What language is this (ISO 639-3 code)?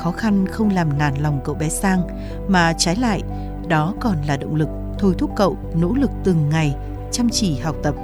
vie